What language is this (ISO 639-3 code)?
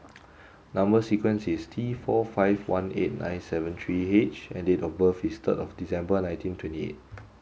eng